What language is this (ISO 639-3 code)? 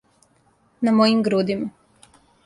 srp